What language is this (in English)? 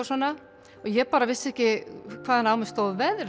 Icelandic